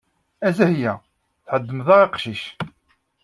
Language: Kabyle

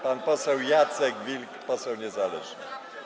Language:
Polish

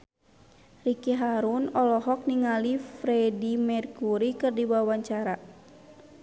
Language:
Sundanese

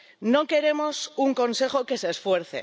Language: Spanish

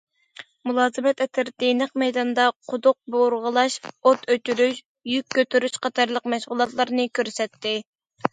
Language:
Uyghur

